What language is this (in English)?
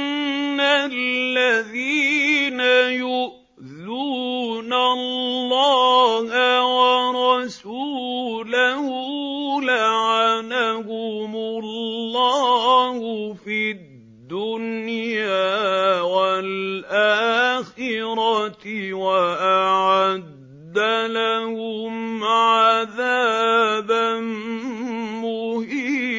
Arabic